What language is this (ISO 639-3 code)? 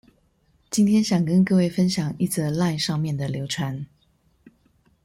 zho